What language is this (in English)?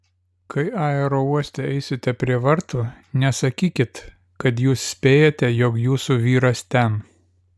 Lithuanian